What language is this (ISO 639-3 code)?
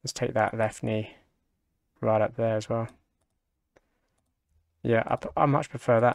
eng